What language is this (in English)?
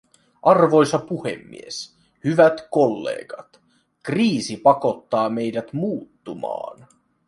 Finnish